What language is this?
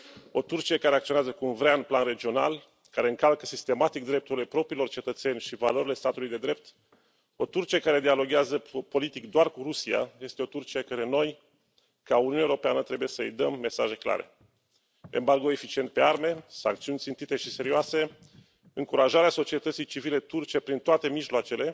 Romanian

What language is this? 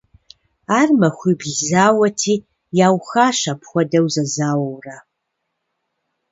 Kabardian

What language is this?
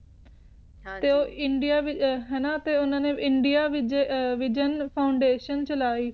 Punjabi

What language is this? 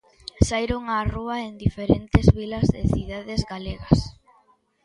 Galician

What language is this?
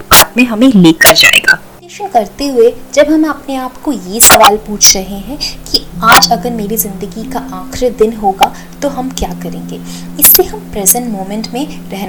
Hindi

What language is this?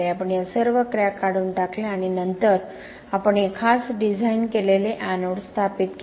Marathi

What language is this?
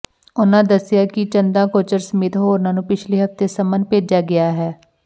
Punjabi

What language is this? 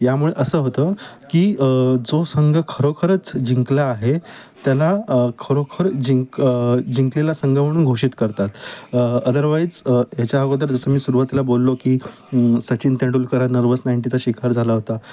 Marathi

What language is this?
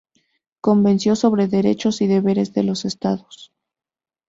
Spanish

